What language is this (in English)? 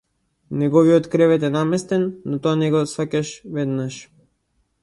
Macedonian